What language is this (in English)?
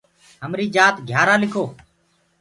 Gurgula